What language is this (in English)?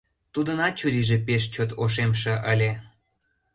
Mari